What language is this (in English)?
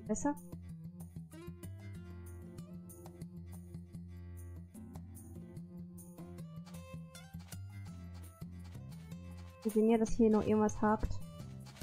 German